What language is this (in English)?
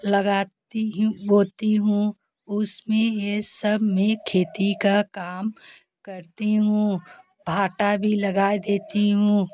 Hindi